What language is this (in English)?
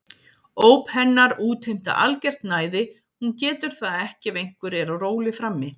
Icelandic